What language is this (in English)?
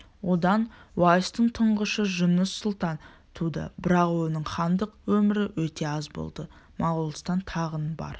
Kazakh